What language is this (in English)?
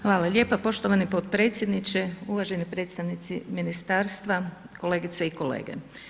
Croatian